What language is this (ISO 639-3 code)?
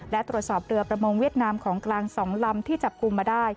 tha